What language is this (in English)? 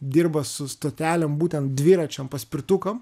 Lithuanian